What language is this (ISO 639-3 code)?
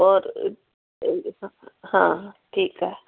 snd